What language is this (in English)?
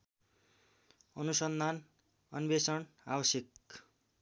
Nepali